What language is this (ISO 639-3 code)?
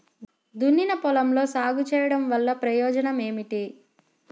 tel